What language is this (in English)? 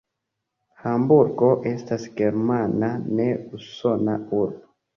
Esperanto